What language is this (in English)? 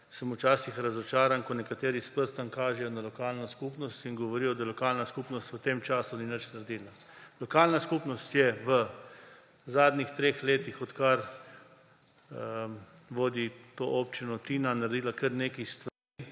Slovenian